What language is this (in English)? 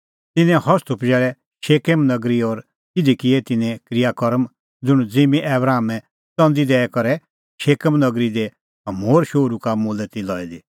Kullu Pahari